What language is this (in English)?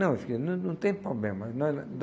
Portuguese